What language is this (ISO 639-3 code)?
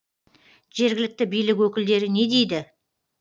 kaz